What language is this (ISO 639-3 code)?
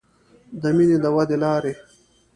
pus